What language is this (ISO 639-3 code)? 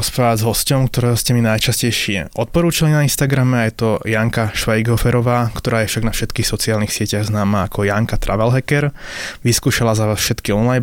slk